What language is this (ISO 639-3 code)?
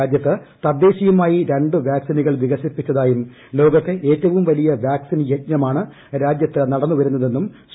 mal